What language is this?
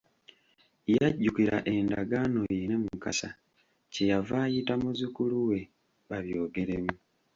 Ganda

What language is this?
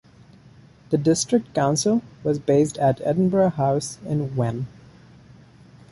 English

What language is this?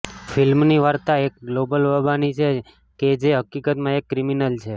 Gujarati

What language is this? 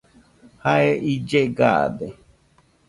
Nüpode Huitoto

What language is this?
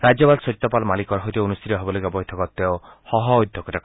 Assamese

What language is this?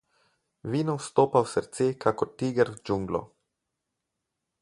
Slovenian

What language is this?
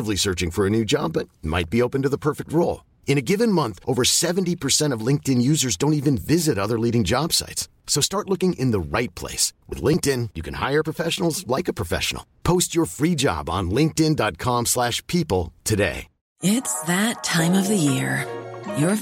French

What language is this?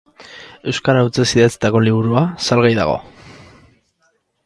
Basque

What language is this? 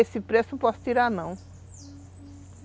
Portuguese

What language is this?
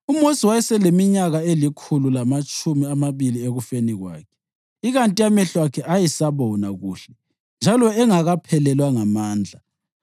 North Ndebele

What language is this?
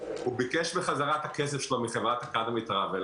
Hebrew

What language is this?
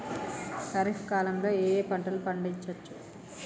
Telugu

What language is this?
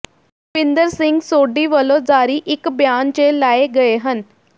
Punjabi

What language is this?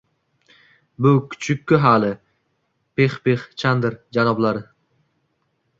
Uzbek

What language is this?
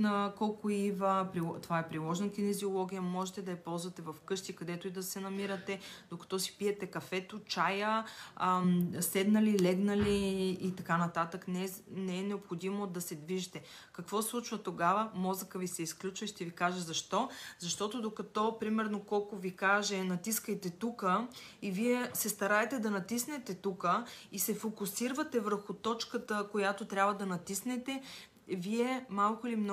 Bulgarian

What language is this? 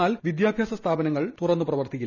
Malayalam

